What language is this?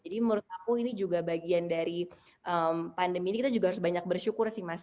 Indonesian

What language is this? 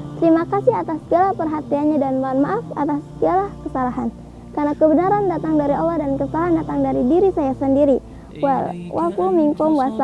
Indonesian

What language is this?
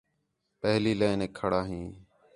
Khetrani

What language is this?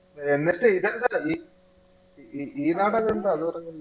Malayalam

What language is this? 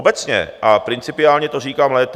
Czech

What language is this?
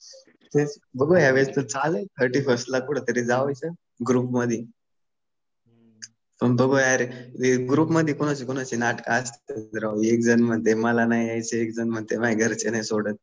Marathi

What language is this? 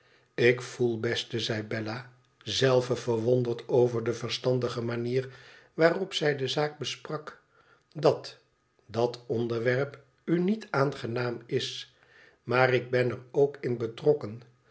Dutch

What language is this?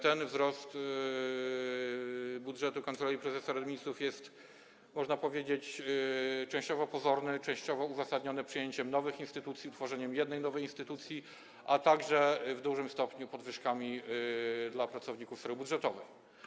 Polish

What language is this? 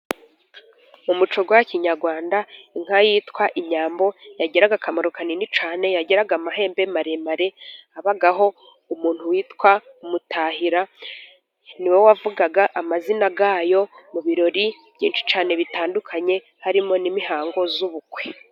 Kinyarwanda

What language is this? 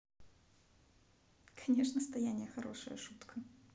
Russian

